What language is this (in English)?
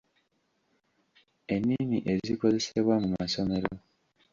Ganda